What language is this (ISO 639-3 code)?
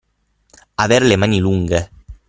ita